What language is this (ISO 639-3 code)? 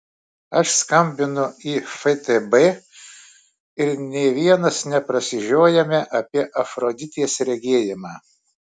lit